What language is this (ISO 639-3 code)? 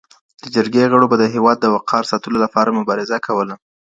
pus